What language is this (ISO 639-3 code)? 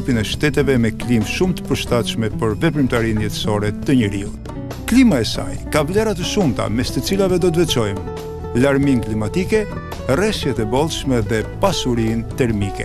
eng